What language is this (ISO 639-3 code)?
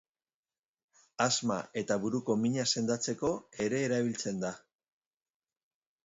eus